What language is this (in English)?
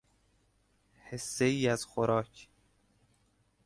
Persian